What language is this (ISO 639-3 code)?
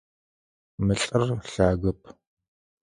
ady